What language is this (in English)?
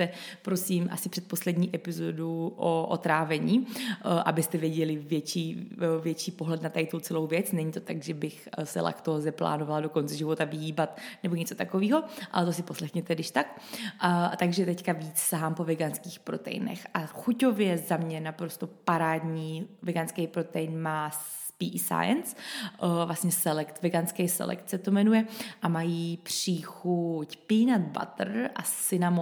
Czech